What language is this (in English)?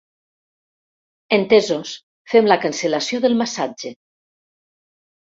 Catalan